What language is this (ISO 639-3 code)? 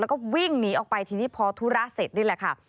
tha